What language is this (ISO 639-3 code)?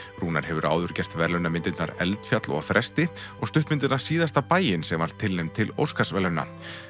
isl